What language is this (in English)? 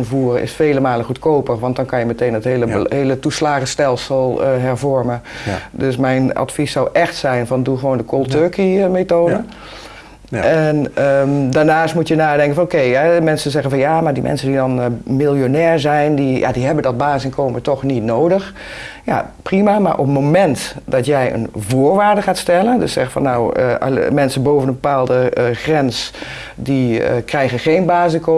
Dutch